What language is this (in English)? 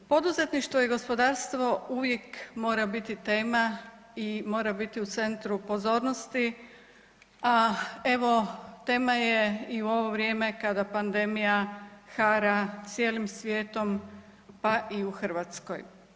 Croatian